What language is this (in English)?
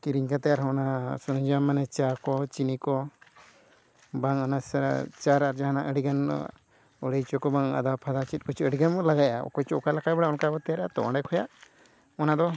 Santali